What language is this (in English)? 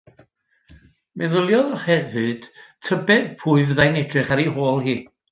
Welsh